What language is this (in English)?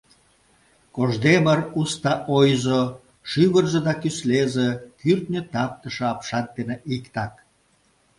Mari